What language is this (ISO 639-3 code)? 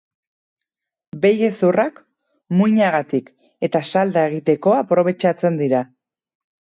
eus